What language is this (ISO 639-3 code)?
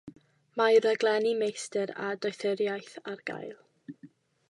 cym